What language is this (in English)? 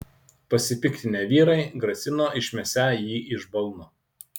Lithuanian